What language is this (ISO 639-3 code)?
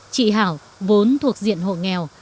vie